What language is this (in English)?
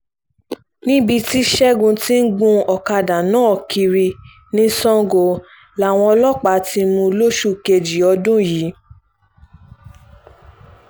Yoruba